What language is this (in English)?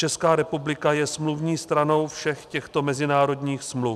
Czech